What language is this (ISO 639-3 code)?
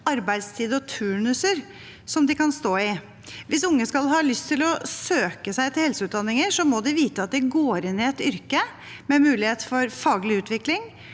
nor